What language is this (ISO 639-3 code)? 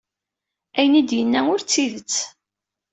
kab